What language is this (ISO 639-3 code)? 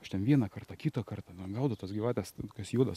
lit